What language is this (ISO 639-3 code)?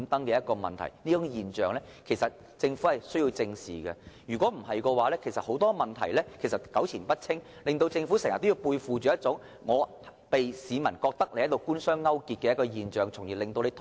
yue